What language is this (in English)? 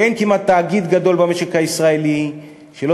Hebrew